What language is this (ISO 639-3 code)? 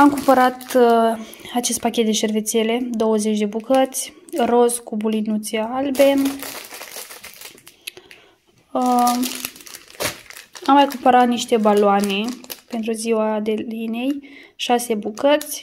ron